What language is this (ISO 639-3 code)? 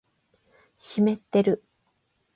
jpn